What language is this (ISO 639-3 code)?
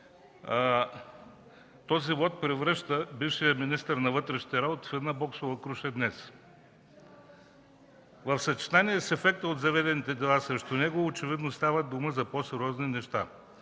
bul